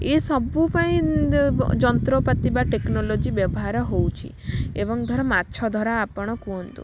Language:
Odia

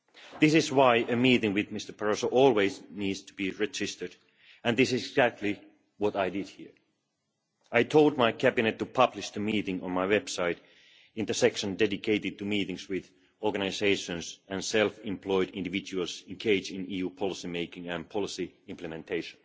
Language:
English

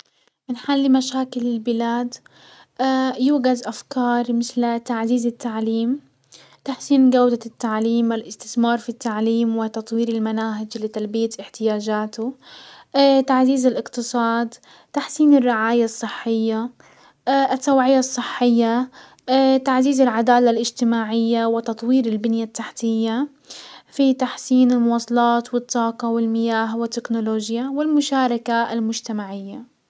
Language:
Hijazi Arabic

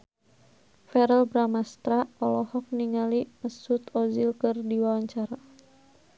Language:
Sundanese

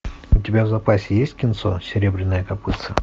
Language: Russian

